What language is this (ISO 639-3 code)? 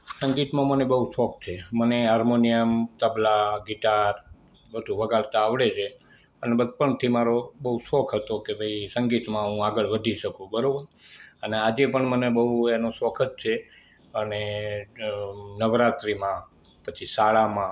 guj